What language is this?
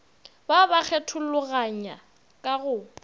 Northern Sotho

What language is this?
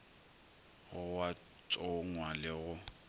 Northern Sotho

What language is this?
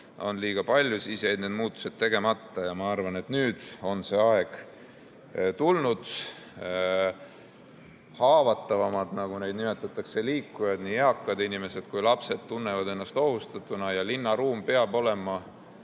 Estonian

